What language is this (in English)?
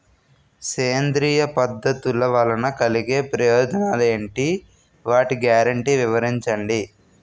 Telugu